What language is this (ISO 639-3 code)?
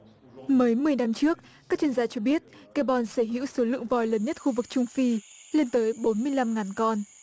vie